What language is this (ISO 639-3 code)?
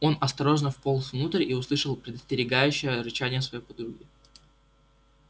rus